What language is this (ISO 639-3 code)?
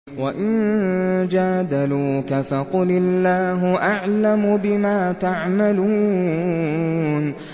ara